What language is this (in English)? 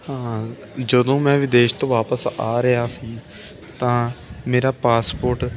Punjabi